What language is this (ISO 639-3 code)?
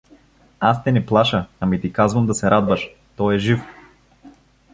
bul